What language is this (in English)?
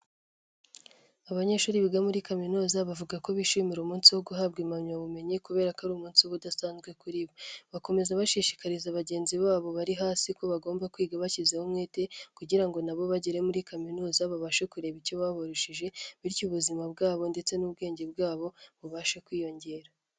Kinyarwanda